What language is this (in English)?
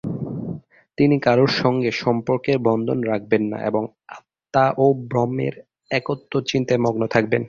Bangla